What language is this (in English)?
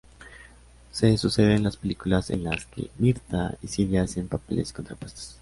Spanish